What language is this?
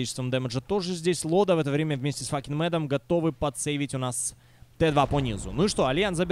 Russian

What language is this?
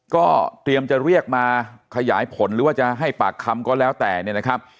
Thai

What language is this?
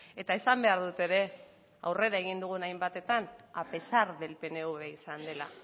Basque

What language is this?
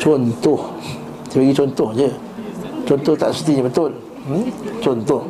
Malay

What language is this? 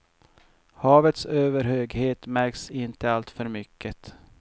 Swedish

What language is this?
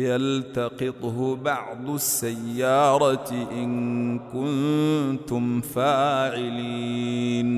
Arabic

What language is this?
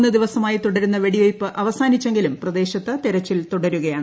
Malayalam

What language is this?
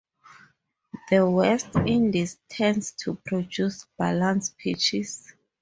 English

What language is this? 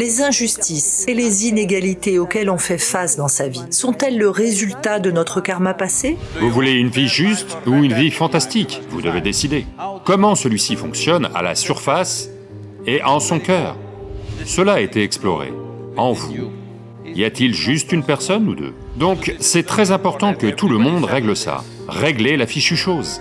French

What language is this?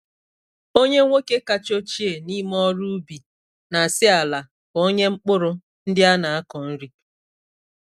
Igbo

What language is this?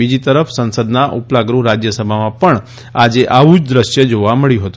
Gujarati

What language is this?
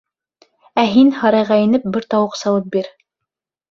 Bashkir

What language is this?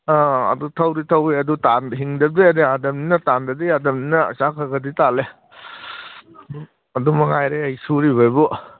Manipuri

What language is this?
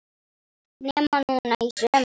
Icelandic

